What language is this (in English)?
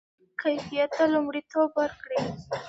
Pashto